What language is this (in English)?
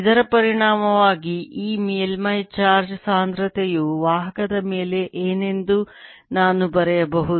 Kannada